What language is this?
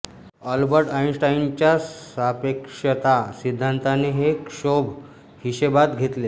Marathi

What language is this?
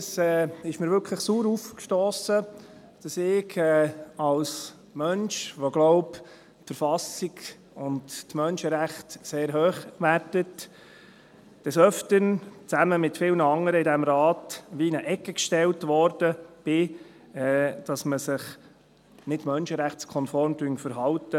Swiss German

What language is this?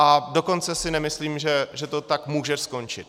Czech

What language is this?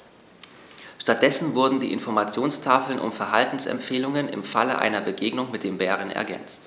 German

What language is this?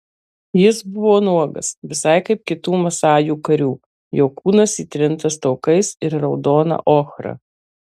Lithuanian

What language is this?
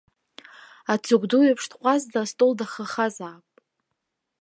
Abkhazian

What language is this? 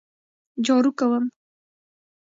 Pashto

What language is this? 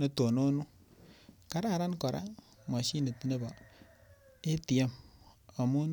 Kalenjin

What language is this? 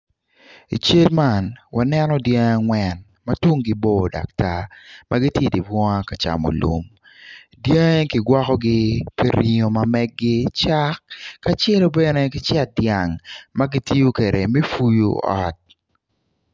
Acoli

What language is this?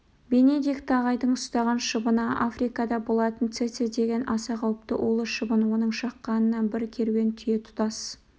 Kazakh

